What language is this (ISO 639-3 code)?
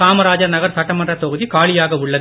tam